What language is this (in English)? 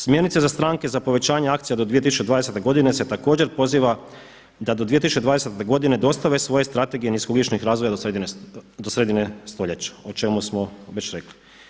Croatian